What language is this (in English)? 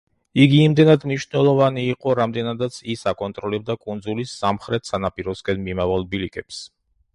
Georgian